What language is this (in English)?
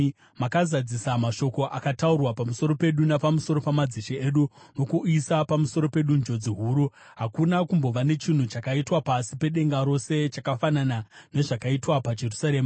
Shona